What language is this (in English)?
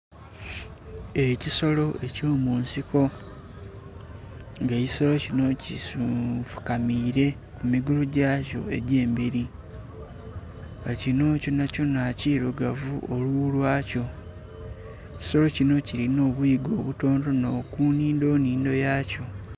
Soga